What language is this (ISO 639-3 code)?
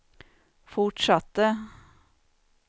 swe